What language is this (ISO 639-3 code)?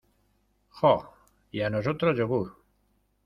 spa